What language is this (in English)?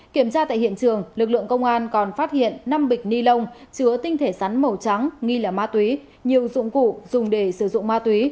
Vietnamese